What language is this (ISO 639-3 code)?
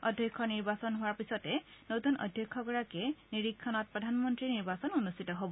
asm